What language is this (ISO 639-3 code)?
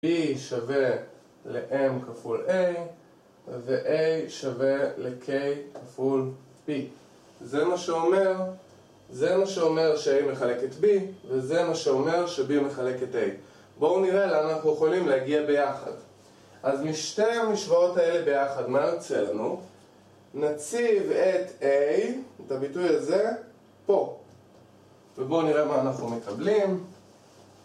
heb